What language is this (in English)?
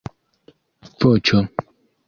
Esperanto